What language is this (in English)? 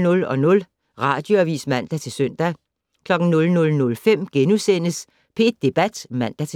Danish